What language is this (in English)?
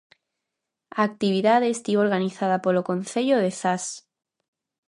Galician